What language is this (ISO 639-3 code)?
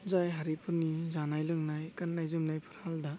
brx